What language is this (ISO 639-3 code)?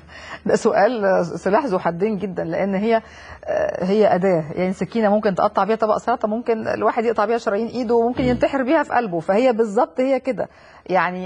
ara